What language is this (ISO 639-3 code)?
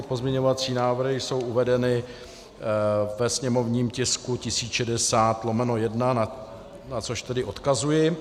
ces